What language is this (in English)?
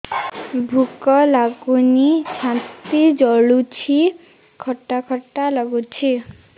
Odia